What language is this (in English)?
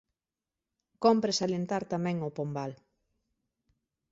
Galician